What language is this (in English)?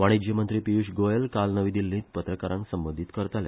Konkani